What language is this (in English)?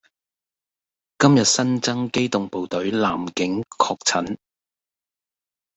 Cantonese